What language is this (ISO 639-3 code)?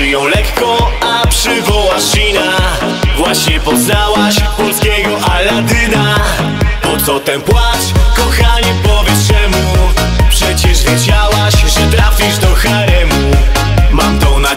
pol